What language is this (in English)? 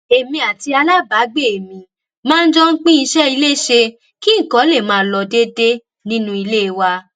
Yoruba